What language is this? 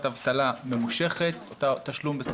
Hebrew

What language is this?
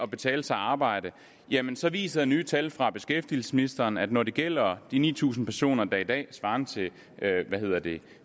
Danish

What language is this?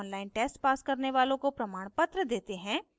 Hindi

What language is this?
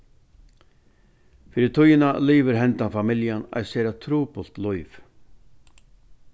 Faroese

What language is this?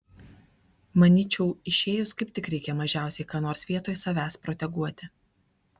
Lithuanian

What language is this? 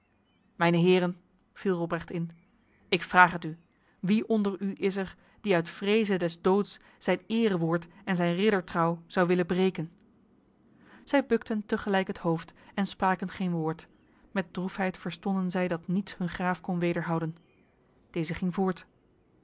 Dutch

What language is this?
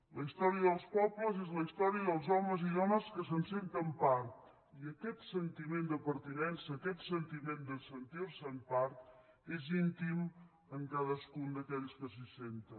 Catalan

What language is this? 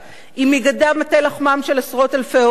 Hebrew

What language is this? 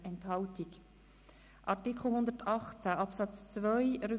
Swiss German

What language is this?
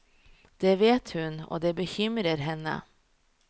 Norwegian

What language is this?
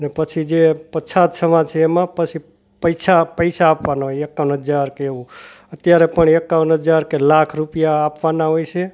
Gujarati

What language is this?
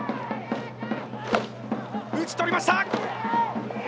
Japanese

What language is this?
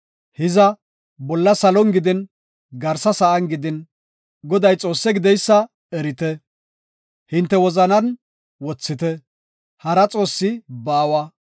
Gofa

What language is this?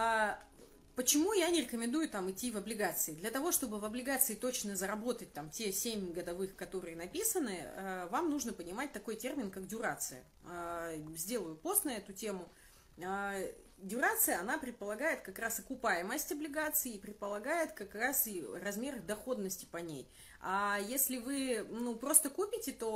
Russian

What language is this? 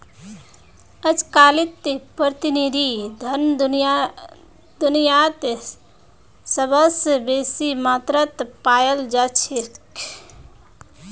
Magahi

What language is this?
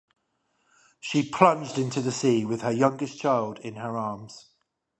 English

